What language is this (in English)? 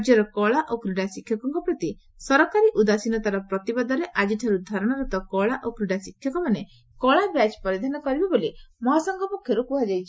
Odia